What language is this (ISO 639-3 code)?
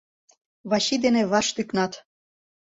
chm